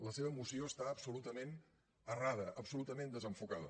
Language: Catalan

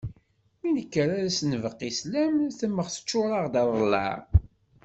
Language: Kabyle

